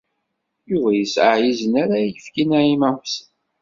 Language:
Kabyle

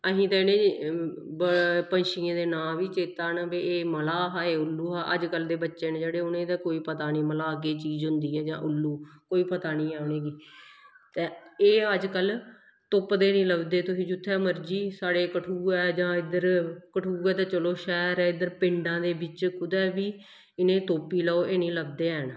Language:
Dogri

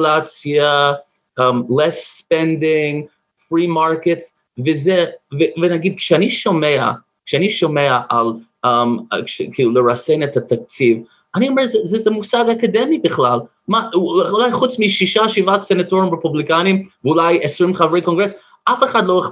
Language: Hebrew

